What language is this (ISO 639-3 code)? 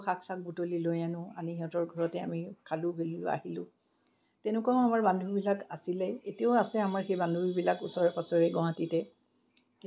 asm